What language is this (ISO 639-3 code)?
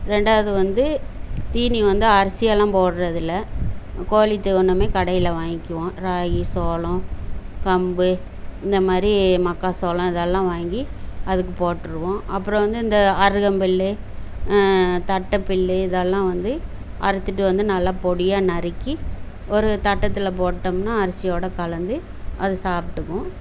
tam